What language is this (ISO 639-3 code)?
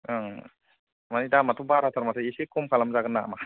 brx